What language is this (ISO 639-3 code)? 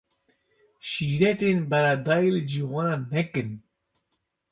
kur